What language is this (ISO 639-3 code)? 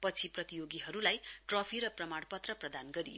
nep